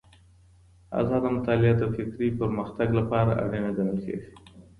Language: Pashto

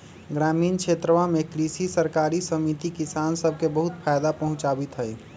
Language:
Magahi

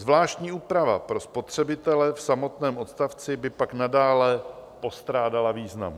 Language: Czech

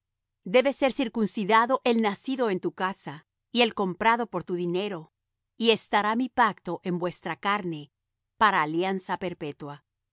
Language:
Spanish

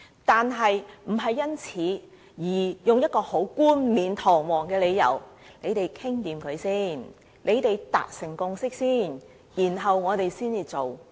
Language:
Cantonese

